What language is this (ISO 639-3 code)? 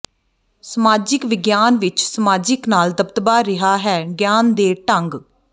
pan